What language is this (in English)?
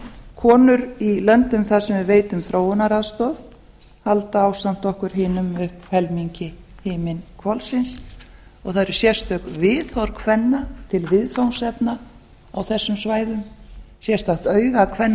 Icelandic